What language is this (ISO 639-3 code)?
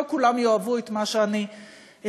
heb